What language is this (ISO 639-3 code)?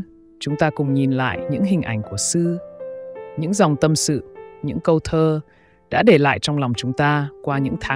vie